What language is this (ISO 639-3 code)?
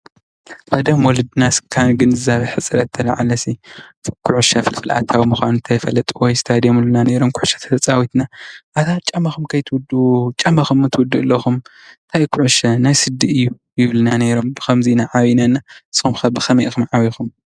tir